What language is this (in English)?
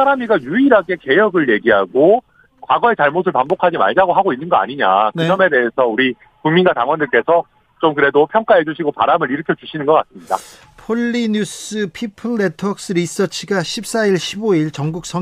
Korean